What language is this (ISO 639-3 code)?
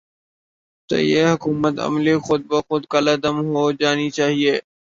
urd